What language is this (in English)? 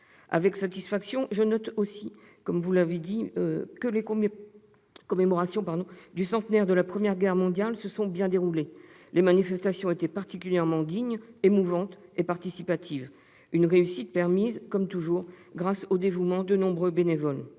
French